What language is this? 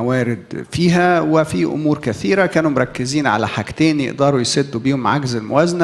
Arabic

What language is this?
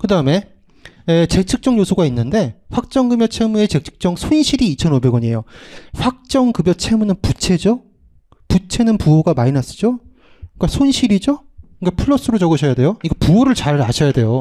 Korean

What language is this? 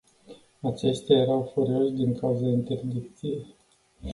Romanian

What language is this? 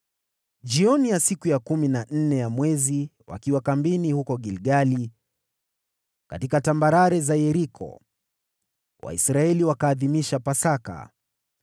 Swahili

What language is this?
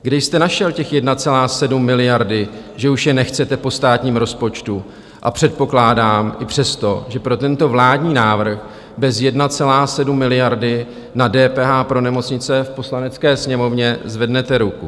Czech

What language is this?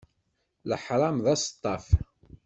Kabyle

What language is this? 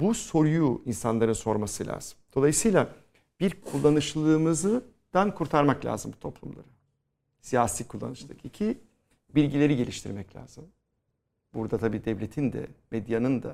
Turkish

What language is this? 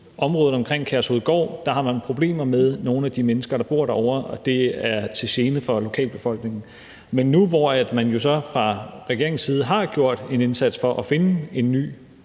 Danish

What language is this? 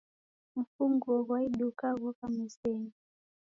Taita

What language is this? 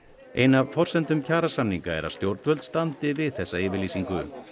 Icelandic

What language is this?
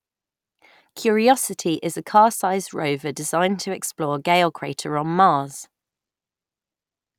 English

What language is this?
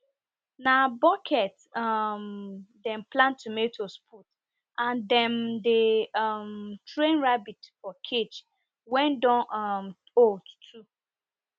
Nigerian Pidgin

